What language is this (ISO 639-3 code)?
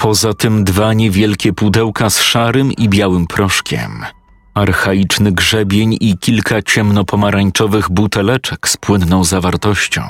pol